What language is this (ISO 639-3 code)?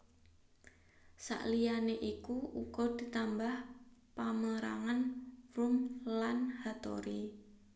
jav